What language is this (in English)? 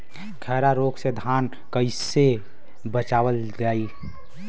Bhojpuri